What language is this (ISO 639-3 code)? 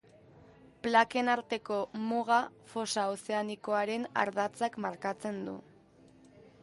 eus